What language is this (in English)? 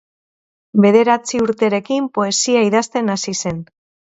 Basque